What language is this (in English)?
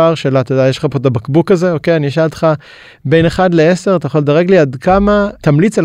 Hebrew